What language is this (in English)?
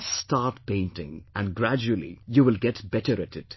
English